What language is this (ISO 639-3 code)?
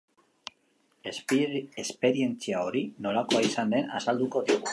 eus